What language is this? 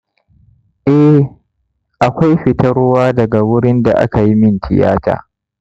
Hausa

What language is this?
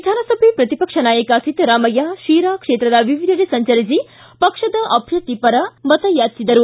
Kannada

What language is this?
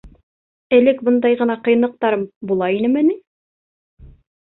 Bashkir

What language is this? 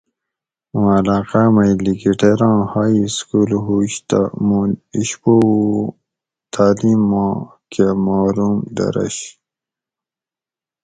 Gawri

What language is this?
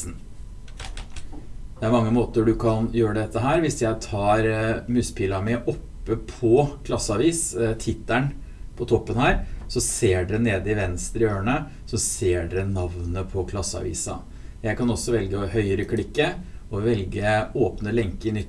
Norwegian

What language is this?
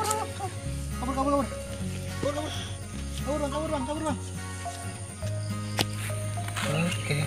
Indonesian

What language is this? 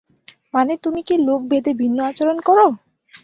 Bangla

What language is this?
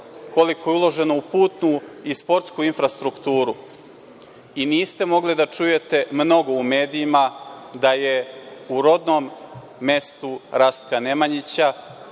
Serbian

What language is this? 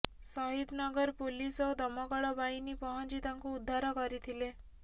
Odia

